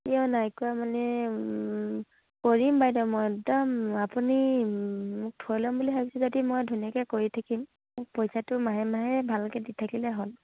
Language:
Assamese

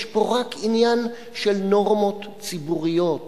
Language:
Hebrew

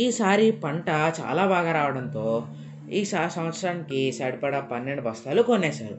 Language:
Telugu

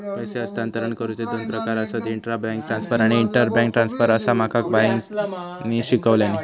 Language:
Marathi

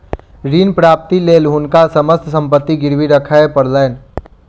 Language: Maithili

